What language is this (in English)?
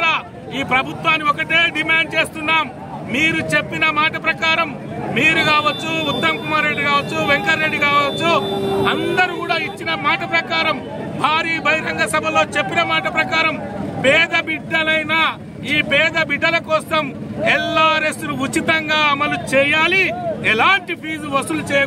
Telugu